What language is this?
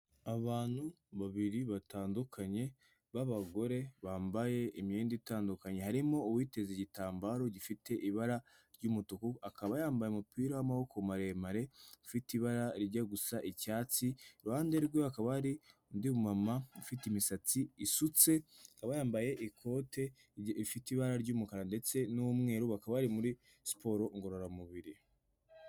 Kinyarwanda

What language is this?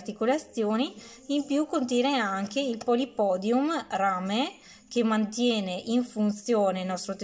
Italian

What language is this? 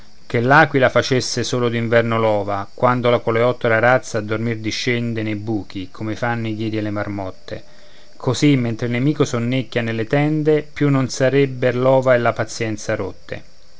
Italian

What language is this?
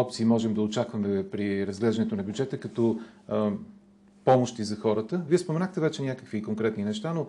Bulgarian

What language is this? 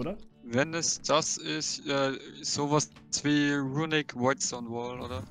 German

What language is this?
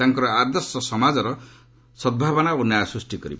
Odia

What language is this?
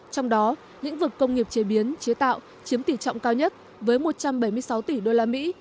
Vietnamese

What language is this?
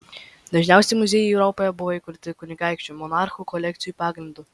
Lithuanian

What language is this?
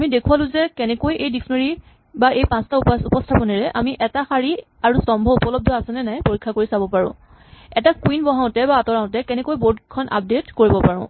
Assamese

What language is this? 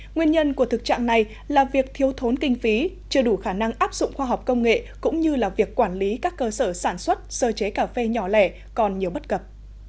Vietnamese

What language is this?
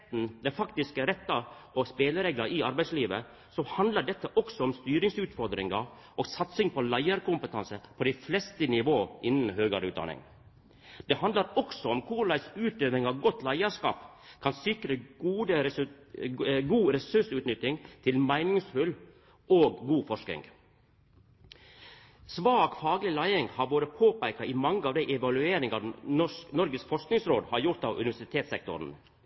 Norwegian Nynorsk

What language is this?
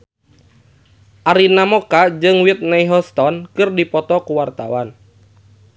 Sundanese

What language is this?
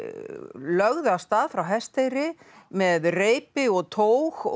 Icelandic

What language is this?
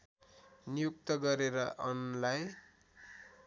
Nepali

